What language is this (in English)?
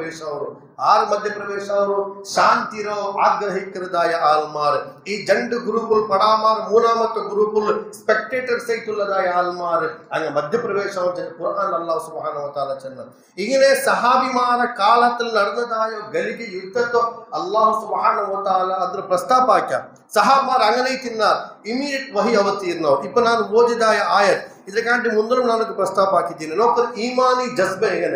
Urdu